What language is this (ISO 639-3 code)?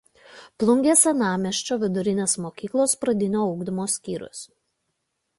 lit